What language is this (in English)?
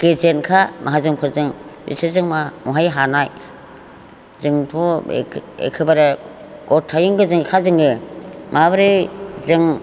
Bodo